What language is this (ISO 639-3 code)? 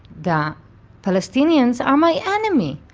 eng